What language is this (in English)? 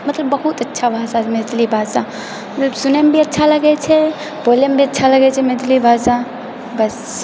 Maithili